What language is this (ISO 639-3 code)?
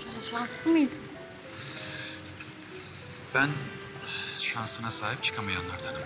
tur